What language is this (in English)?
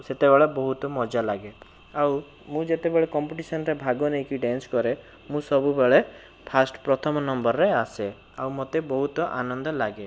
Odia